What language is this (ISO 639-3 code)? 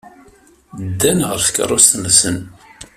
kab